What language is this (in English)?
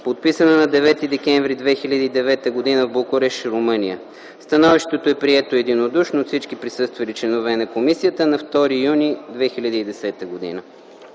Bulgarian